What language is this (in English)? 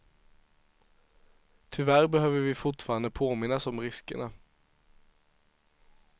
Swedish